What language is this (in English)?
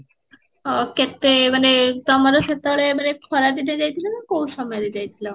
Odia